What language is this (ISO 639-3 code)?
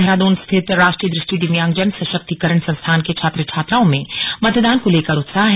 hin